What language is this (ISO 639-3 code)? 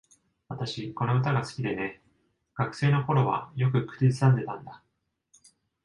jpn